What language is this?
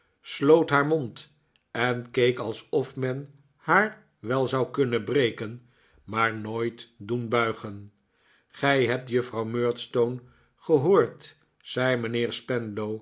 Dutch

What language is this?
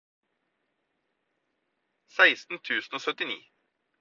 Norwegian Bokmål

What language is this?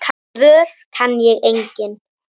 Icelandic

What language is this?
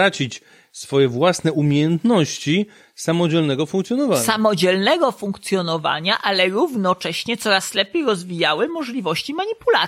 Polish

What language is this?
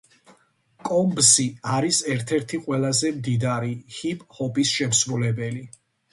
Georgian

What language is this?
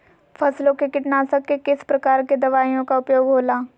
Magahi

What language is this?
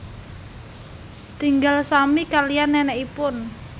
Javanese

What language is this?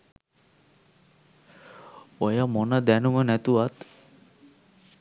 Sinhala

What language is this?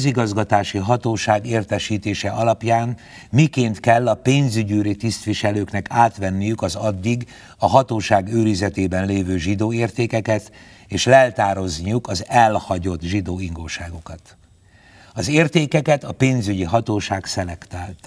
Hungarian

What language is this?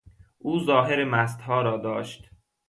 Persian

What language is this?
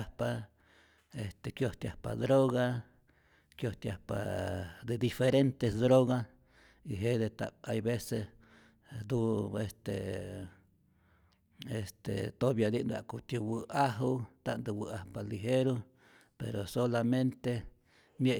Rayón Zoque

